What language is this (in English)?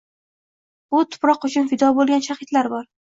Uzbek